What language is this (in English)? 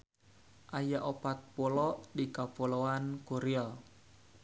Sundanese